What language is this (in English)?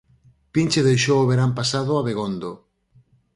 Galician